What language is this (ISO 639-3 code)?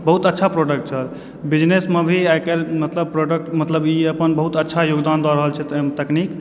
mai